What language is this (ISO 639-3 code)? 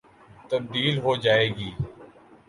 urd